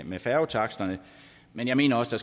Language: Danish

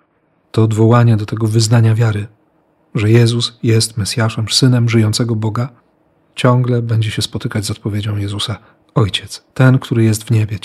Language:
Polish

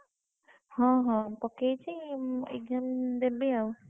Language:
Odia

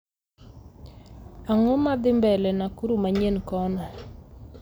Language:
Luo (Kenya and Tanzania)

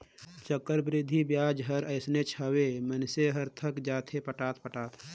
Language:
Chhattisgarhi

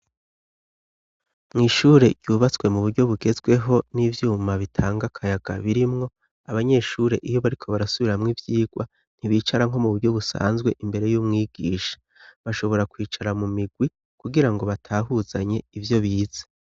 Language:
Rundi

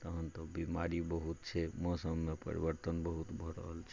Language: Maithili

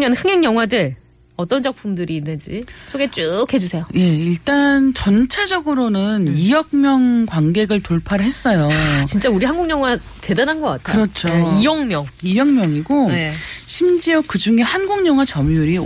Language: Korean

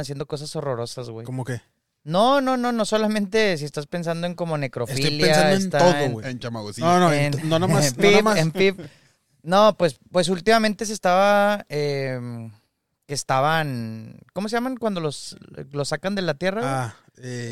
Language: Spanish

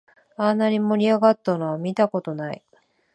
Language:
Japanese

